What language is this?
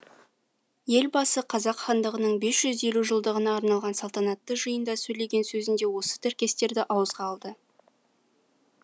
Kazakh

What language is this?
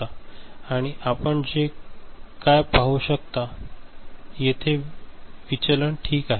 Marathi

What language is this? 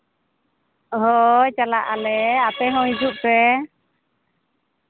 Santali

